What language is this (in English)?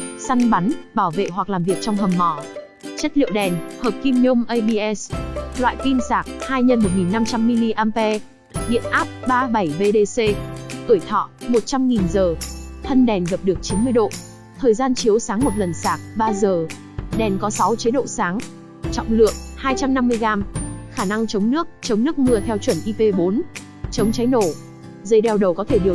Vietnamese